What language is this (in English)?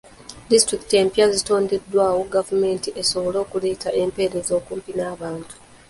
Ganda